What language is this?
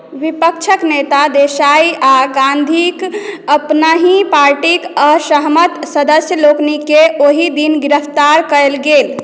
Maithili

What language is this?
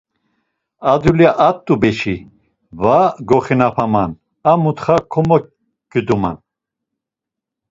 Laz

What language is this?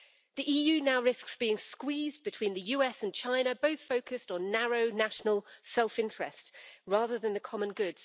English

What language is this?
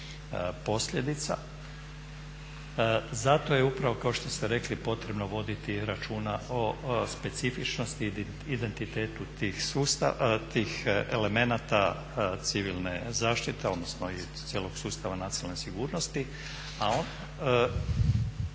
Croatian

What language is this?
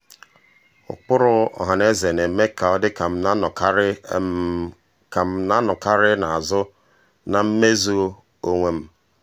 Igbo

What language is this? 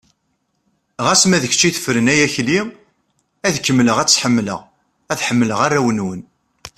Kabyle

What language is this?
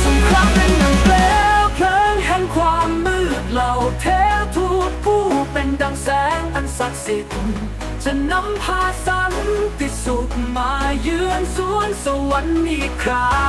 Thai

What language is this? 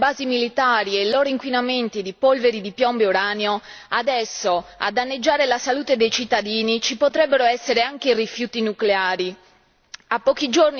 Italian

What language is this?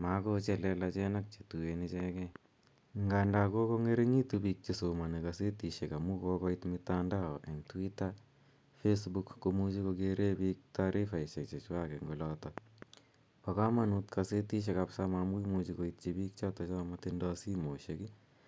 Kalenjin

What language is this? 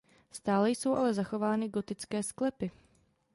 Czech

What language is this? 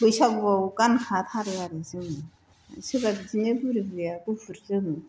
Bodo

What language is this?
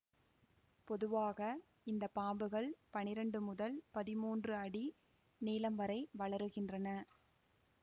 Tamil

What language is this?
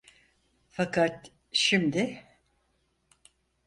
Turkish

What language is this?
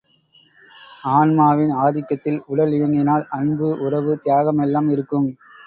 Tamil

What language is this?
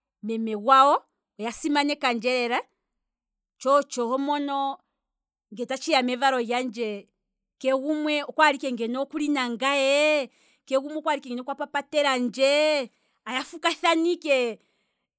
Kwambi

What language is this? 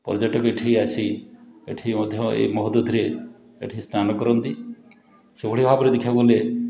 Odia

